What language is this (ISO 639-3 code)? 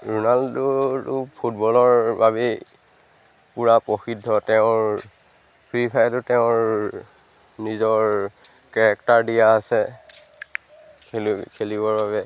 asm